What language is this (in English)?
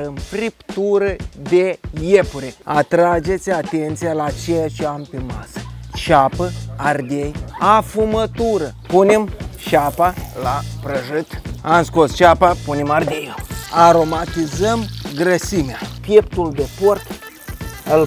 Romanian